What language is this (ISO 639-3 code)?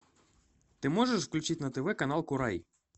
rus